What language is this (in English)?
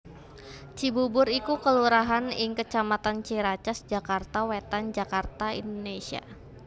Javanese